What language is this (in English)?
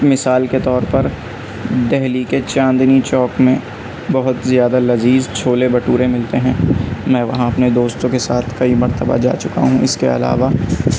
Urdu